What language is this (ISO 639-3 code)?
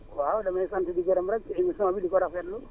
wol